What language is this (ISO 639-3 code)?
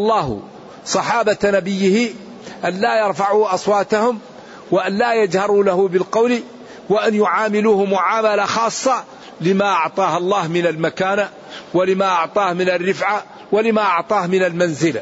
ara